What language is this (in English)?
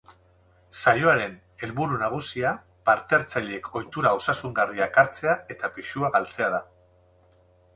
Basque